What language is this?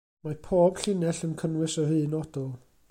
Welsh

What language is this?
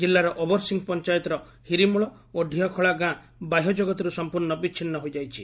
Odia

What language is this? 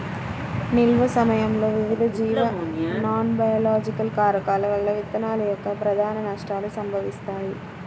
Telugu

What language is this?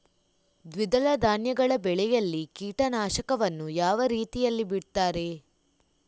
Kannada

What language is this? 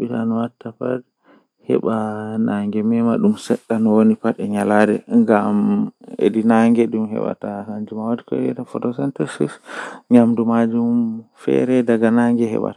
Western Niger Fulfulde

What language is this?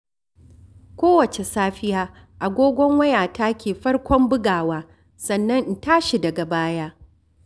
Hausa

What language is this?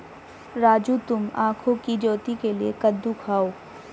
Hindi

